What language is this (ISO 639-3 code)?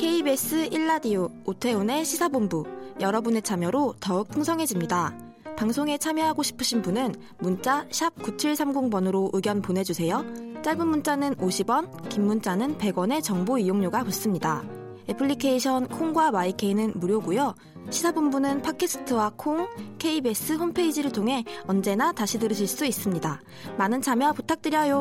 kor